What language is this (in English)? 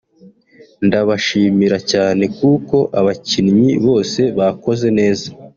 Kinyarwanda